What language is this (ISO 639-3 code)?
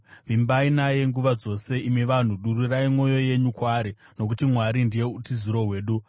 sna